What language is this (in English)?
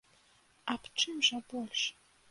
Belarusian